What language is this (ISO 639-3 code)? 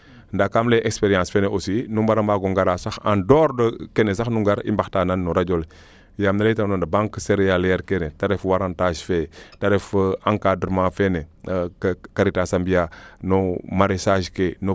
srr